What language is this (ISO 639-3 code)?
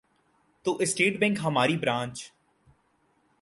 urd